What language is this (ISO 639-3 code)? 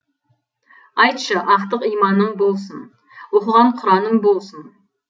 kaz